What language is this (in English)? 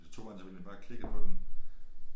Danish